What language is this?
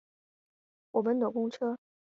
Chinese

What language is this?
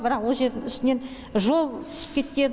Kazakh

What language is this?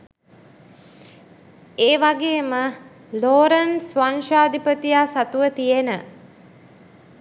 Sinhala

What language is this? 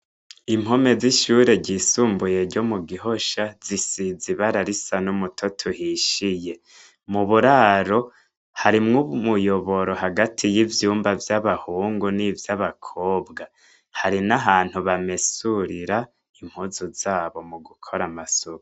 Rundi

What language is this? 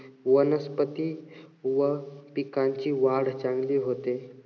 Marathi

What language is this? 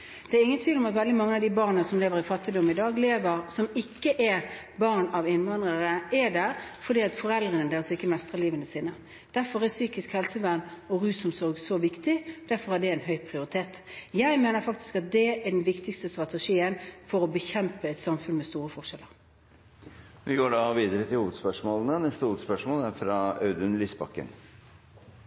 Norwegian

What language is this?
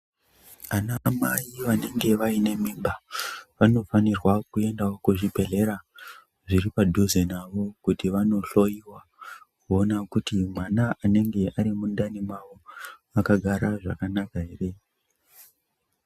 Ndau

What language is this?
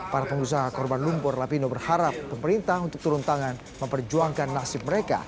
Indonesian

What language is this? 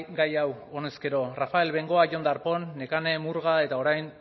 Basque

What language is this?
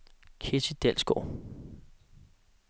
Danish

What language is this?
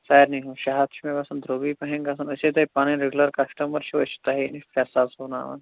Kashmiri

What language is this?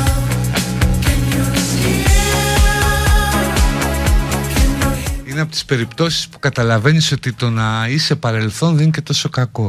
Greek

